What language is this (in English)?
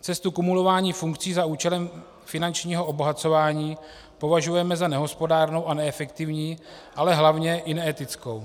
Czech